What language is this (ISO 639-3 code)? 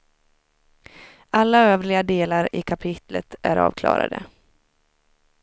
swe